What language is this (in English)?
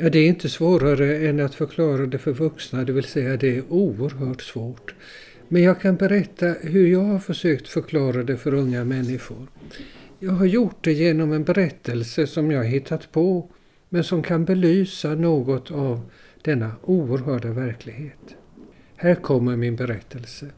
Swedish